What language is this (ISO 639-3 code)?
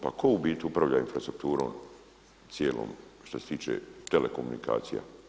hrv